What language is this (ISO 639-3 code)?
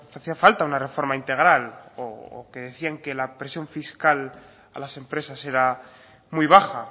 spa